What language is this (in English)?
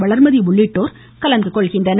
Tamil